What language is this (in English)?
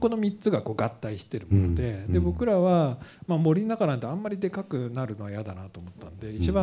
Japanese